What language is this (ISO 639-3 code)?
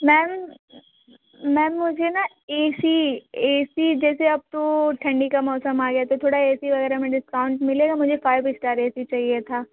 hin